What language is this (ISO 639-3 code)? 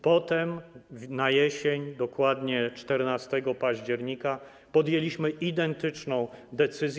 pol